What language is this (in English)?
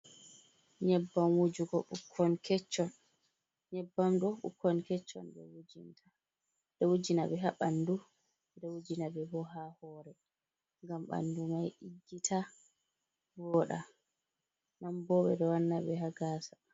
Fula